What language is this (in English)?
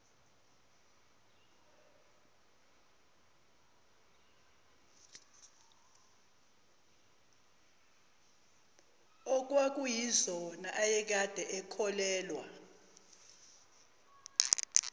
Zulu